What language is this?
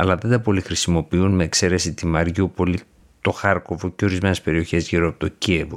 Greek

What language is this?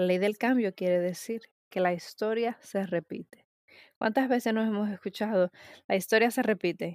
Spanish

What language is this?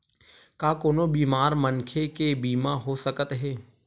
Chhattisgarhi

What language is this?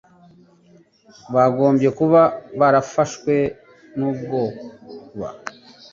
Kinyarwanda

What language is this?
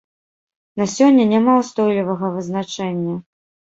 Belarusian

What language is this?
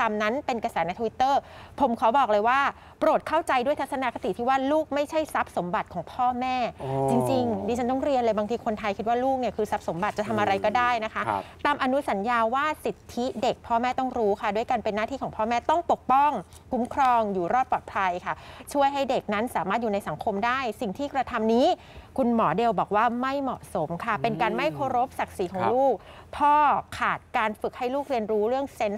Thai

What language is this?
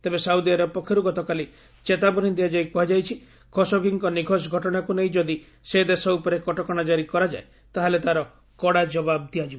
Odia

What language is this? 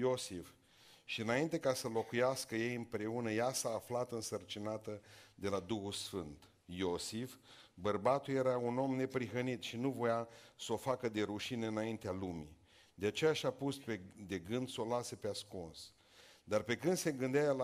Romanian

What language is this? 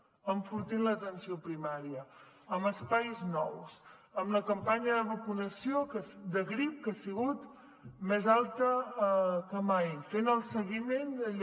Catalan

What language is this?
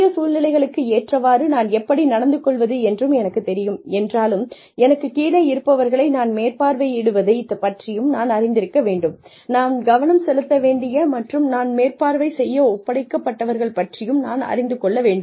Tamil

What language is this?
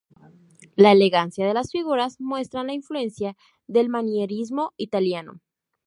Spanish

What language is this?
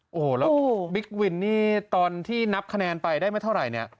Thai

